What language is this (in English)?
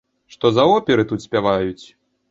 Belarusian